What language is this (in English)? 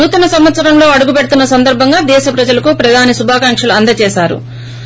Telugu